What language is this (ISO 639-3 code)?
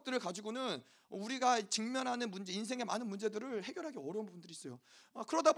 kor